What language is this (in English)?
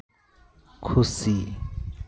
Santali